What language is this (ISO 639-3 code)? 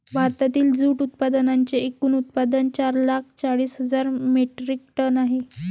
mar